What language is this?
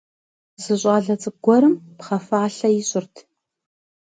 Kabardian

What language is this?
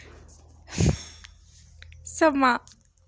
Dogri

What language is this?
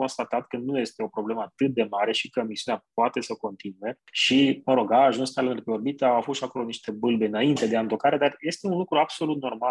Romanian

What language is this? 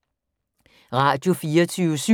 Danish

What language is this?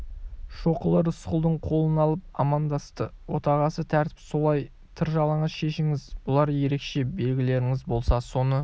Kazakh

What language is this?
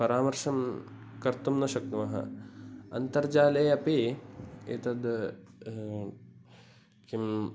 Sanskrit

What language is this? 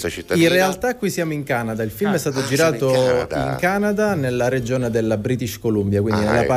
Italian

